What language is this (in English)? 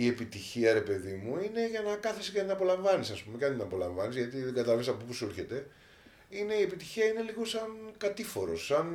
Greek